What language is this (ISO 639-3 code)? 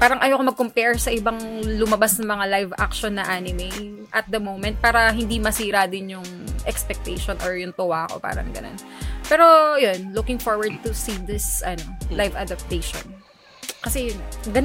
fil